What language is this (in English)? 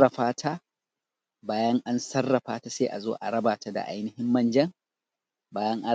Hausa